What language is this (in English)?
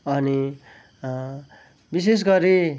Nepali